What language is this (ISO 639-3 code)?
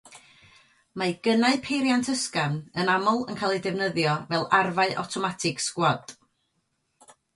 cym